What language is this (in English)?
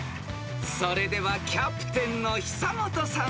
Japanese